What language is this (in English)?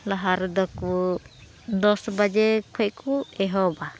Santali